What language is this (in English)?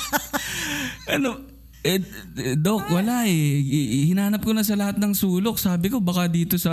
Filipino